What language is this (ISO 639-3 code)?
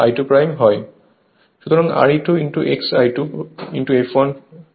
ben